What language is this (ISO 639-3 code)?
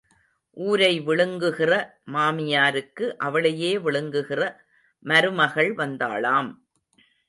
tam